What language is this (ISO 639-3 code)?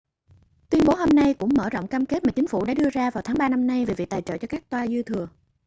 vie